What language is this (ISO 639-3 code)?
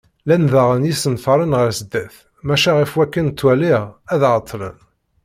kab